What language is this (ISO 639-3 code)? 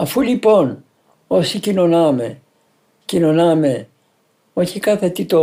ell